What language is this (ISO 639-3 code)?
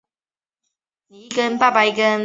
zho